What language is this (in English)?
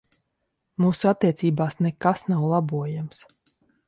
Latvian